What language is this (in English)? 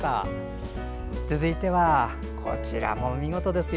Japanese